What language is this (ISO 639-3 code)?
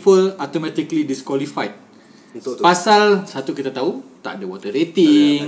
msa